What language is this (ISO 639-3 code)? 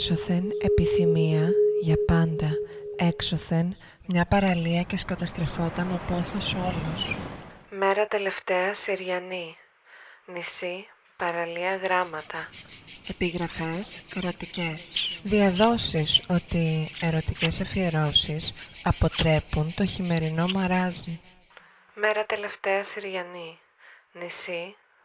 ell